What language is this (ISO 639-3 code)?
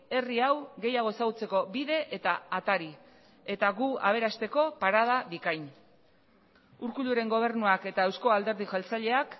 eus